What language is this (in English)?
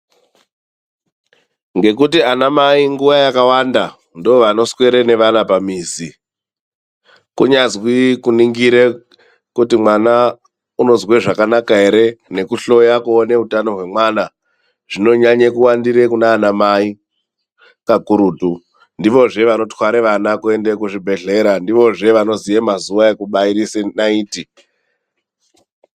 Ndau